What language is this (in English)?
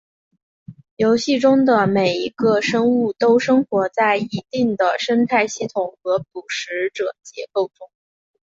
Chinese